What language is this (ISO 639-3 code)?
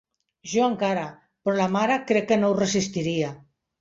cat